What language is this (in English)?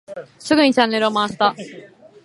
Japanese